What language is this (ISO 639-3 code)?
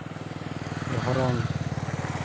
sat